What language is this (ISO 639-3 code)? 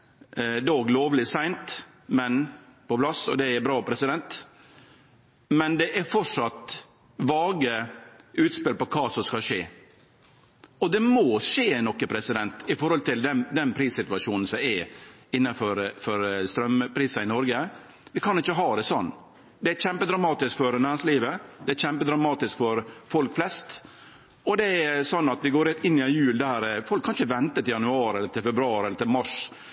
nno